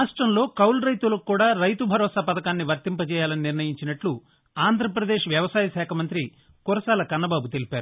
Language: Telugu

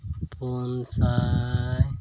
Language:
Santali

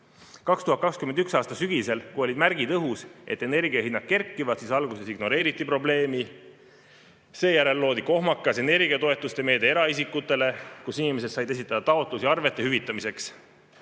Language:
Estonian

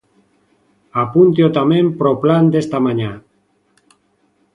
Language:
Galician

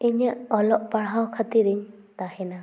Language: Santali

